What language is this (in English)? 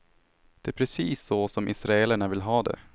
Swedish